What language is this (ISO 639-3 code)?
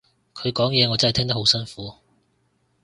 yue